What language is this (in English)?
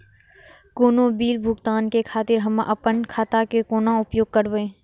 Maithili